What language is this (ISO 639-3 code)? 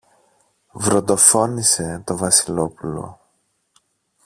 ell